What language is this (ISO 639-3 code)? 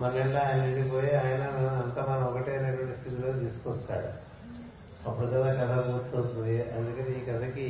tel